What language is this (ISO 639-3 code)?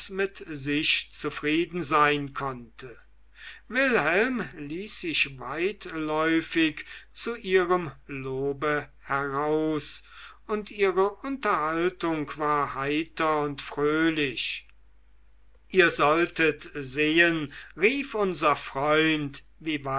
deu